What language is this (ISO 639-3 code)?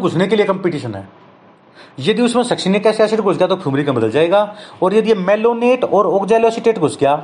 hin